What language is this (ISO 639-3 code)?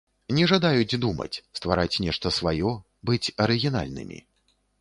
bel